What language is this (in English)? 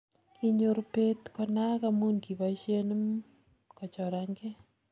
Kalenjin